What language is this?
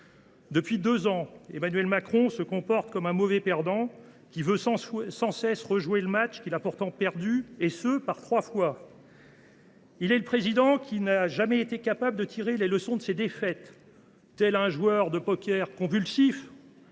French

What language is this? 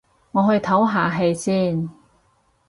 Cantonese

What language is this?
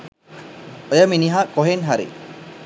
Sinhala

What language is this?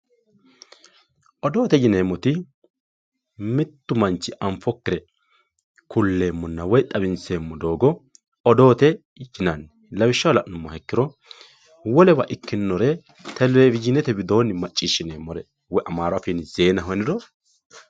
Sidamo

